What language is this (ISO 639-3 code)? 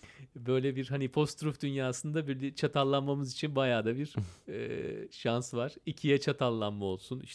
tur